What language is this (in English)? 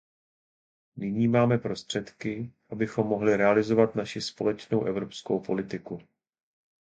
Czech